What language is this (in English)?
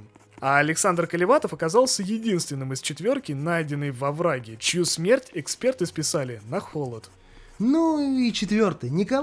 Russian